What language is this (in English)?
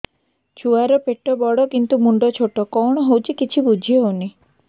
Odia